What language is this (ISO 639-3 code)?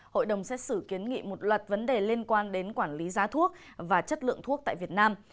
vie